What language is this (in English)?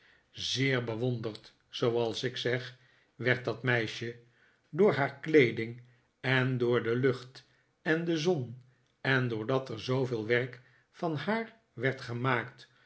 Dutch